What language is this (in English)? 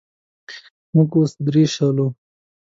Pashto